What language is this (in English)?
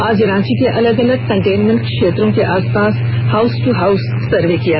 Hindi